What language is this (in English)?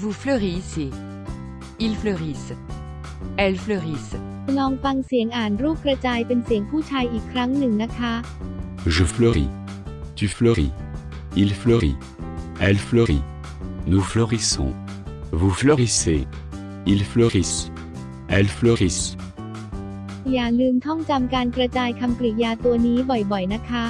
Thai